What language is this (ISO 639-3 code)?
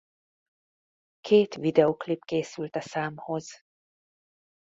hun